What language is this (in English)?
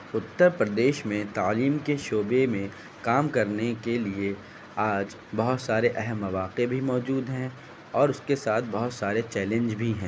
Urdu